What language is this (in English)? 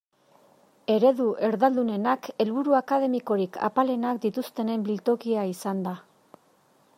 Basque